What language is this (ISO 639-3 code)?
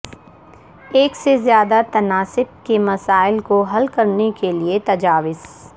urd